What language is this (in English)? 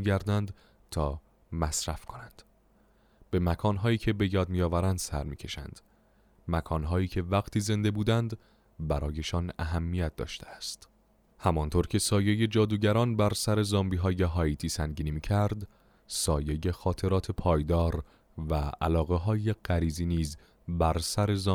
Persian